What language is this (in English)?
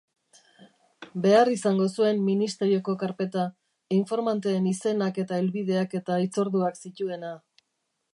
Basque